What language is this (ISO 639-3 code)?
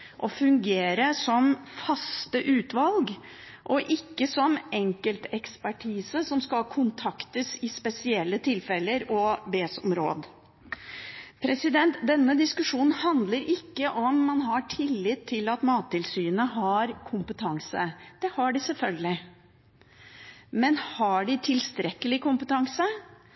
nob